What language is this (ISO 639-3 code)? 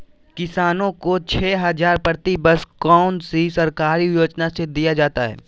mag